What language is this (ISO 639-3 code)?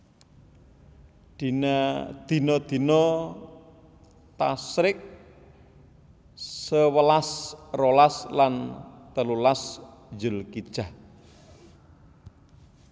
jav